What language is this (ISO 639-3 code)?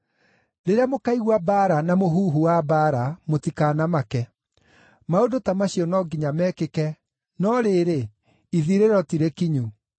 kik